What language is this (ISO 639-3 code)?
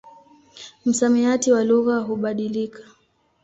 swa